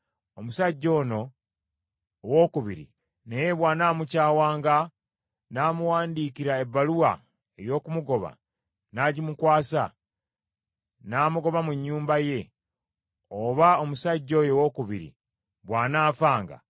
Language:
Ganda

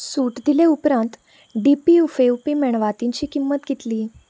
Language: Konkani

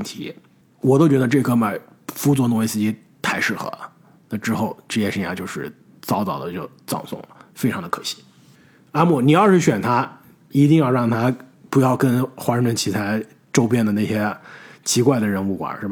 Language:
Chinese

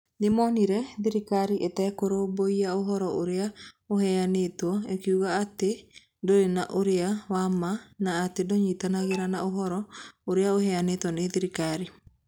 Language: Kikuyu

